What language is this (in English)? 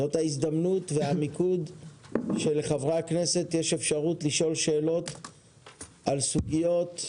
Hebrew